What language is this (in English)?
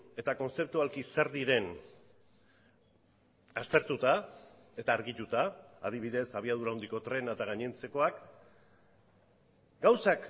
Basque